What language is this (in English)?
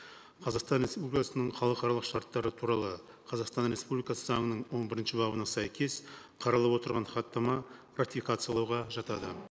Kazakh